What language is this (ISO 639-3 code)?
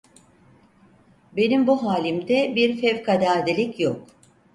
tur